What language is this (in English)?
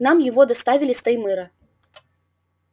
Russian